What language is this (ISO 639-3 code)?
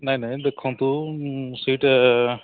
ori